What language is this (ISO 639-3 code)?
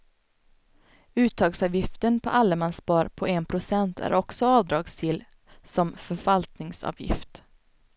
swe